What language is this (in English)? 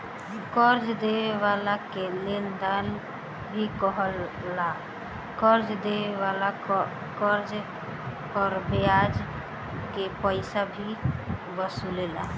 Bhojpuri